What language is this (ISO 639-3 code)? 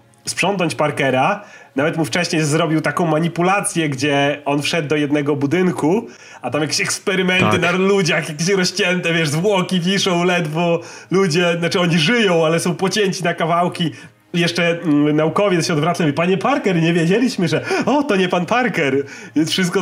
pol